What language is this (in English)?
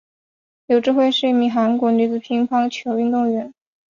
Chinese